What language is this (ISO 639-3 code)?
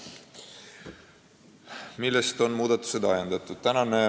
est